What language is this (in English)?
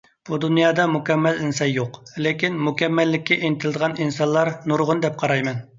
Uyghur